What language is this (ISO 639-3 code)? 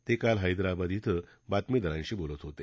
mar